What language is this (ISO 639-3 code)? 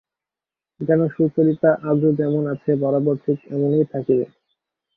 ben